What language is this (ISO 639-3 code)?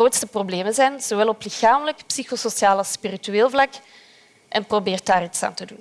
nld